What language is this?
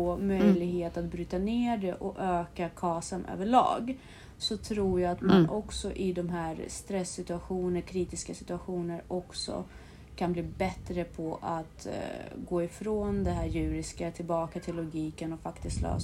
Swedish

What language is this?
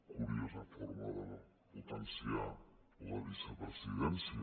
Catalan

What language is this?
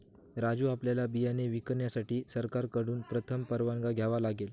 Marathi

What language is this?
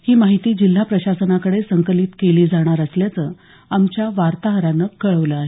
Marathi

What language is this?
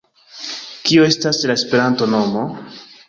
Esperanto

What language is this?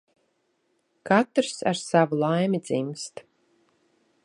Latvian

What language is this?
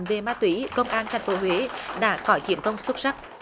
Vietnamese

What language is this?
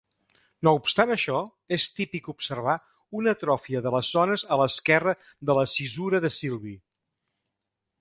Catalan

